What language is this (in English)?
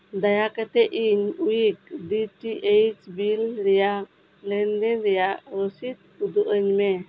Santali